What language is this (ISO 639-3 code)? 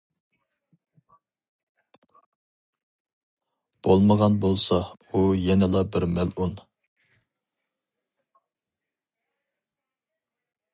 uig